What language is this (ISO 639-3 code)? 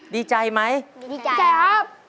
tha